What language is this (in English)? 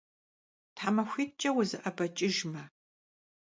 Kabardian